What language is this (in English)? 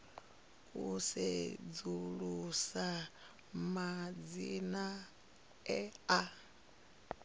Venda